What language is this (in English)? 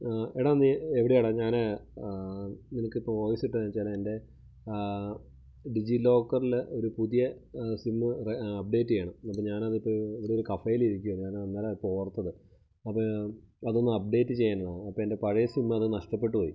Malayalam